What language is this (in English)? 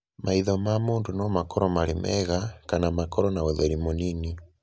Kikuyu